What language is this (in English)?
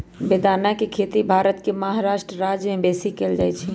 Magahi